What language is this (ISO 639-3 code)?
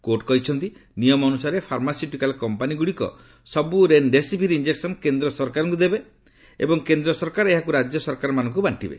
ori